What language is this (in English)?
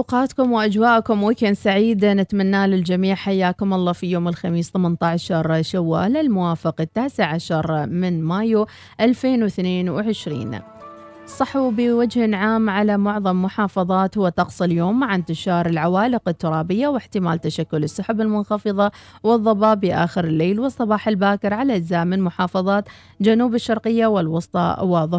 Arabic